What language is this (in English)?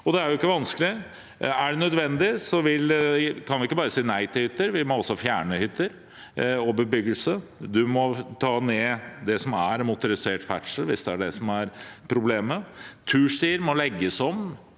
Norwegian